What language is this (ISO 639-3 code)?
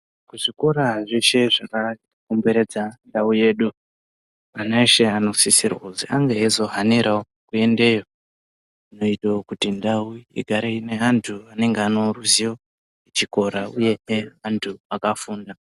ndc